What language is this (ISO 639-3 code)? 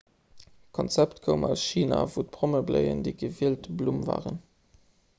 ltz